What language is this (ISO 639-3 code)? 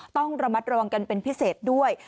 tha